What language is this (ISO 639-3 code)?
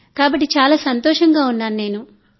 tel